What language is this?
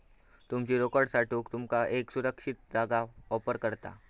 Marathi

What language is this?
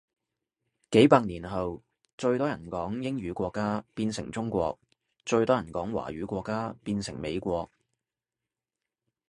Cantonese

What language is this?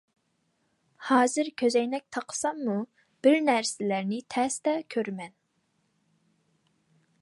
Uyghur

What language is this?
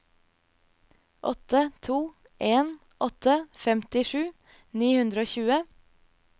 Norwegian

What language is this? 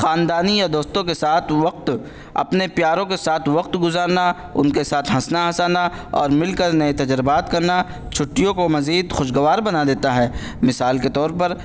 Urdu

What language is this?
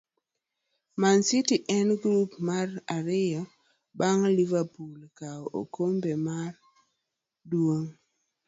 Luo (Kenya and Tanzania)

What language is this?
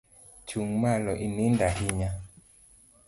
Luo (Kenya and Tanzania)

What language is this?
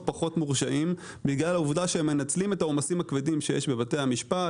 Hebrew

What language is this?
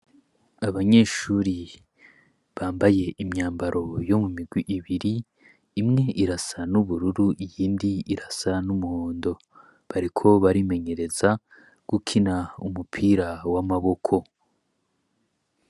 Rundi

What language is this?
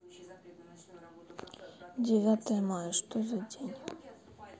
Russian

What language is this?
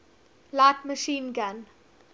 English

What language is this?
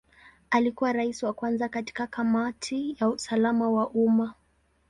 Swahili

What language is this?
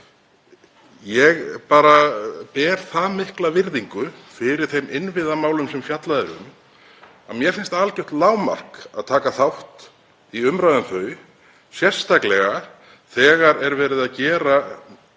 Icelandic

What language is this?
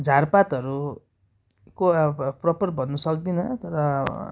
Nepali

